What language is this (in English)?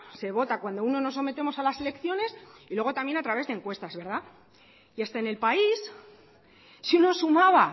Spanish